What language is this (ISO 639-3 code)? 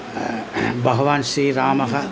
san